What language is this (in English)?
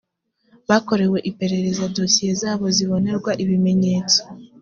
Kinyarwanda